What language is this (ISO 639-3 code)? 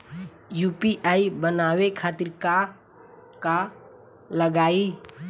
bho